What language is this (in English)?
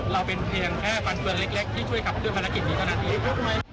Thai